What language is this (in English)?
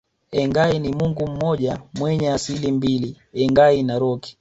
Swahili